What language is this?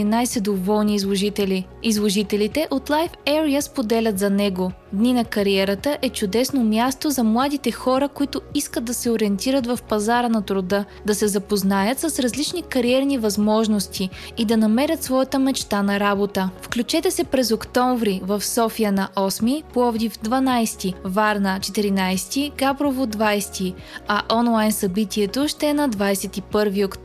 Bulgarian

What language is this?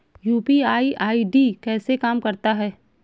Hindi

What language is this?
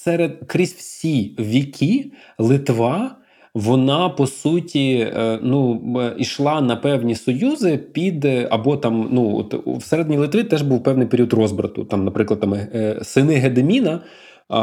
Ukrainian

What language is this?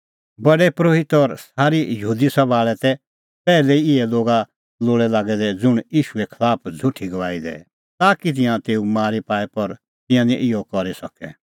Kullu Pahari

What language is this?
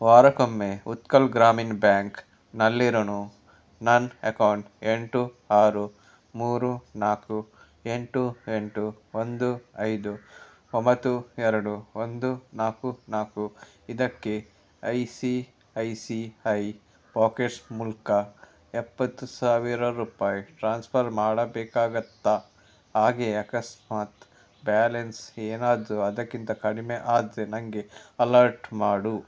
Kannada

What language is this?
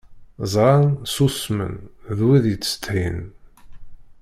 Kabyle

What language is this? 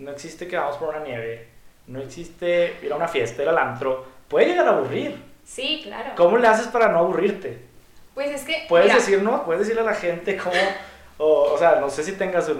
Spanish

